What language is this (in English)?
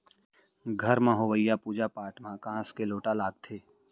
Chhattisgarhi